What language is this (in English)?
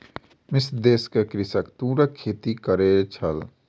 Maithili